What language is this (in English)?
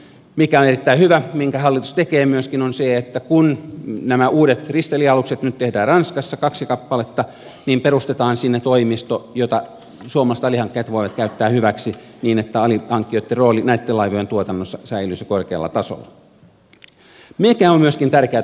Finnish